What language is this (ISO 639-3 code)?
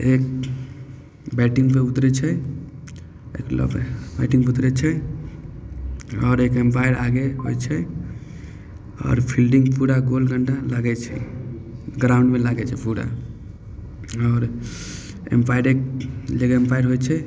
mai